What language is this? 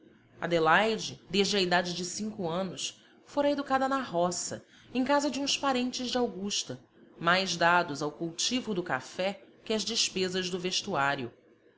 Portuguese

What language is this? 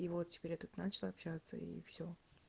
Russian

